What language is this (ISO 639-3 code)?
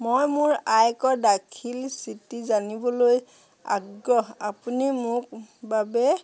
asm